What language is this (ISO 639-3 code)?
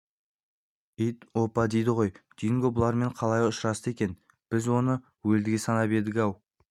kaz